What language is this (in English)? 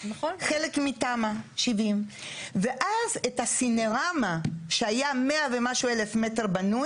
Hebrew